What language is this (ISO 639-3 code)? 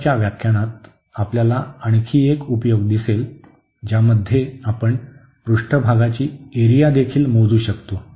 mar